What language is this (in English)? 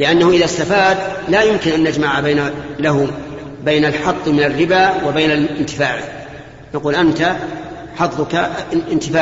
Arabic